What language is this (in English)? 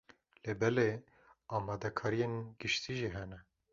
Kurdish